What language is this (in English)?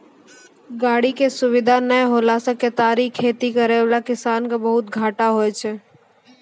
Maithili